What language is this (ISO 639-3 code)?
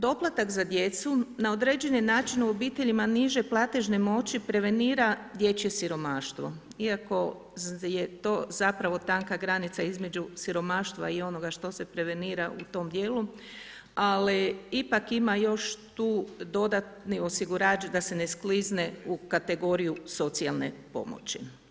hrv